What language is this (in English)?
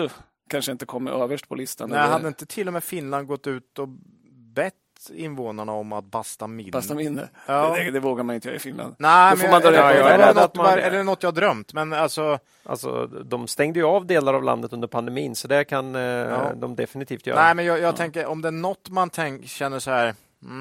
Swedish